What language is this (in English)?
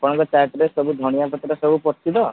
Odia